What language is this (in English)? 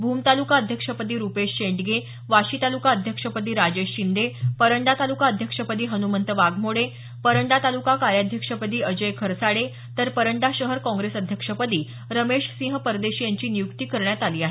Marathi